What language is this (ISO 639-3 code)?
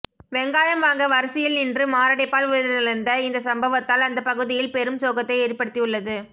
tam